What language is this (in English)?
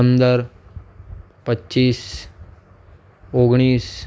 Gujarati